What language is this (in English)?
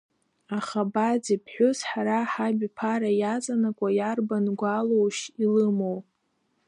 Abkhazian